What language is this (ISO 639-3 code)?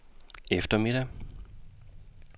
dan